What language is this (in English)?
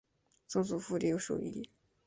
Chinese